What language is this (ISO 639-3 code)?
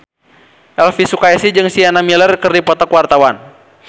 sun